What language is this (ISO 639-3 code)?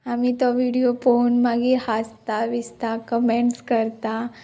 kok